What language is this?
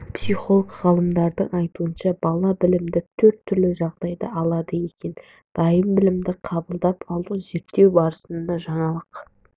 Kazakh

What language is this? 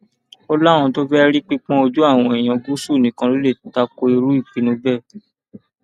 Yoruba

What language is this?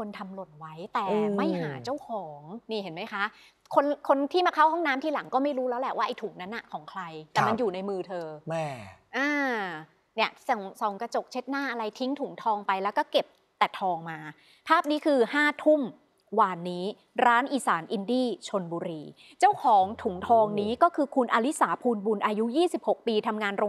Thai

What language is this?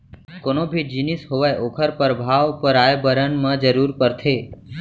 Chhattisgarhi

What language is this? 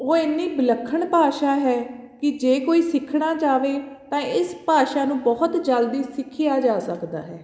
Punjabi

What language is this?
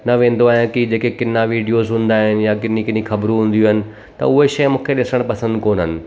Sindhi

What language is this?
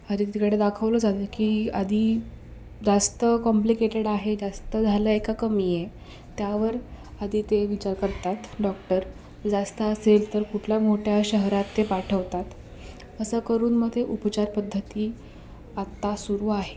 Marathi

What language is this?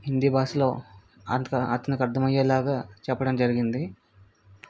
Telugu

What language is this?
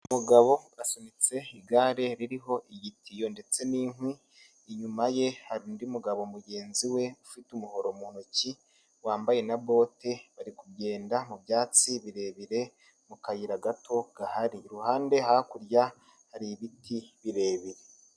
Kinyarwanda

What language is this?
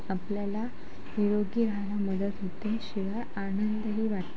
Marathi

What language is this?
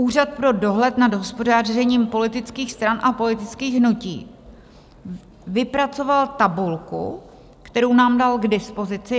Czech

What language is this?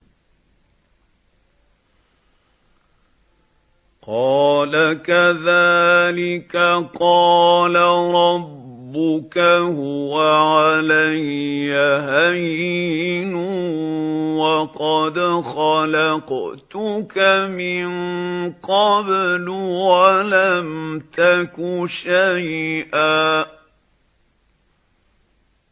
Arabic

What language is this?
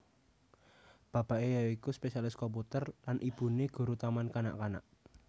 Javanese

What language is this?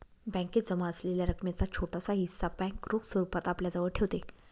Marathi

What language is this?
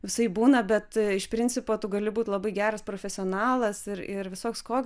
Lithuanian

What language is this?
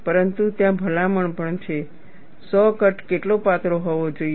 Gujarati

